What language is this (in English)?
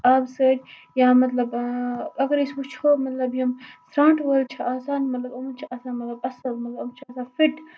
Kashmiri